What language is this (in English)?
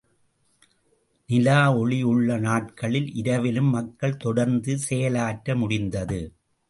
Tamil